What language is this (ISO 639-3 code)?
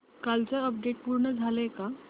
mar